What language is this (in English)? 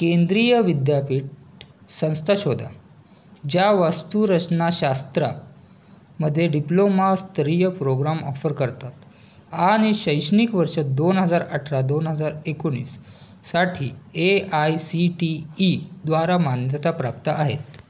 Marathi